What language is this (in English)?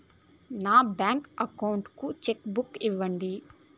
Telugu